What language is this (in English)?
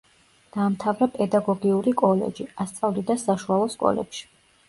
Georgian